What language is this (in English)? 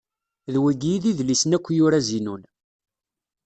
Kabyle